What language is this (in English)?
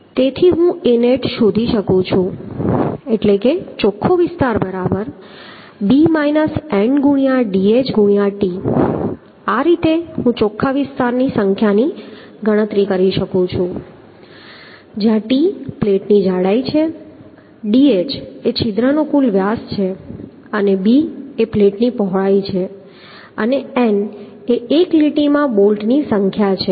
Gujarati